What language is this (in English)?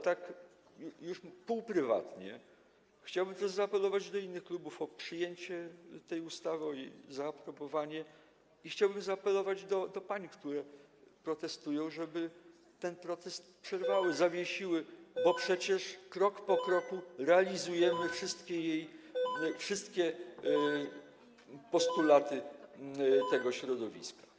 Polish